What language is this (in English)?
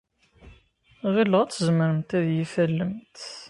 Kabyle